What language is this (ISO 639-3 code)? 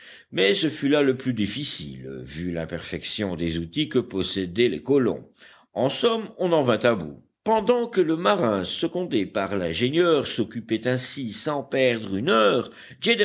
fra